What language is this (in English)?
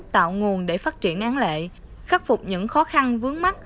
Vietnamese